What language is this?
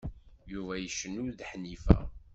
Kabyle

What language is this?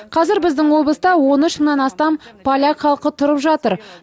Kazakh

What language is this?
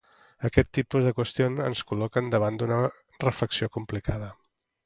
Catalan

